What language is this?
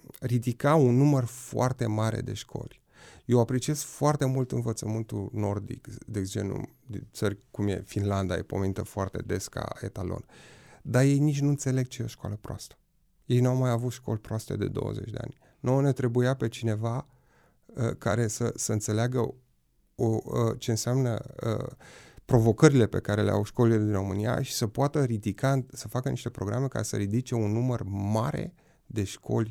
Romanian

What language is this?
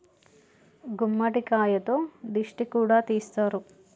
Telugu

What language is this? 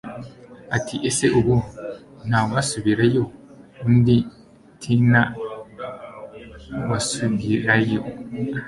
Kinyarwanda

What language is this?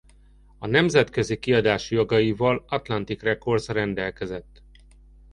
Hungarian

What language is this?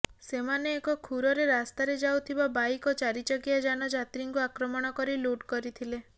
Odia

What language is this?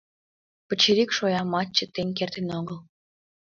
Mari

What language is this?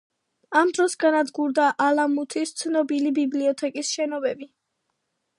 Georgian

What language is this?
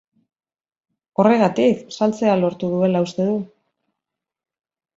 Basque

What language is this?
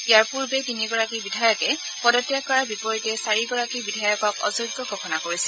Assamese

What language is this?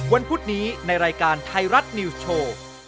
Thai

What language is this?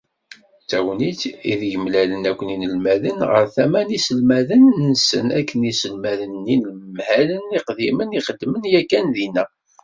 Kabyle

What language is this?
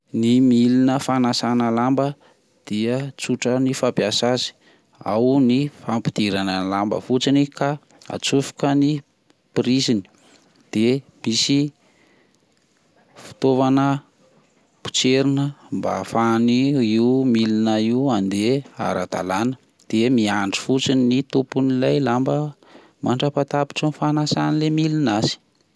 Malagasy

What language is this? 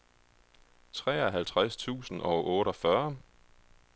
Danish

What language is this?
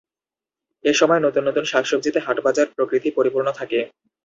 Bangla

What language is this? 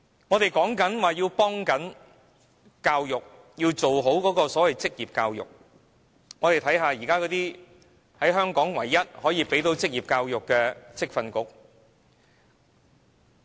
Cantonese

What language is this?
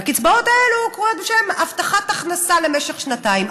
Hebrew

